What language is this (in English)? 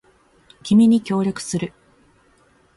Japanese